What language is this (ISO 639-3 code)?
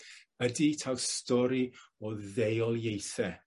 cym